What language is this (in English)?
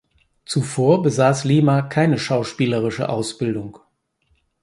German